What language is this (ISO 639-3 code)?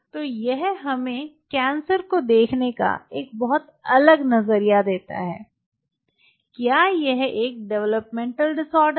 hin